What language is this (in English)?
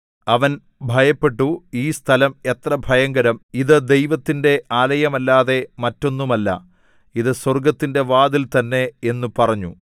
Malayalam